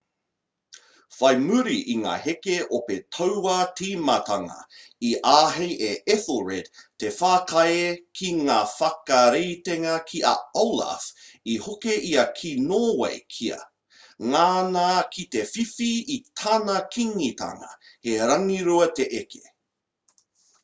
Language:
Māori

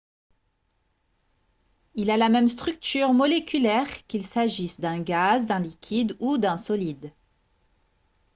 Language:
French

